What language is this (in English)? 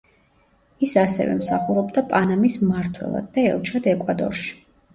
Georgian